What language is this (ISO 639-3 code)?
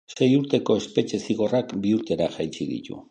eus